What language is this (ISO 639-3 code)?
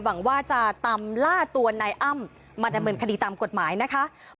tha